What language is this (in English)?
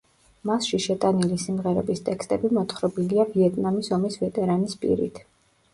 Georgian